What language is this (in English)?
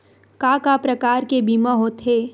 Chhattisgarhi